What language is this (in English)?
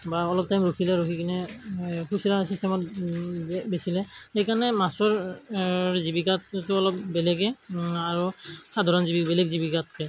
Assamese